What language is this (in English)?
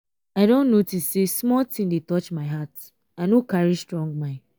Nigerian Pidgin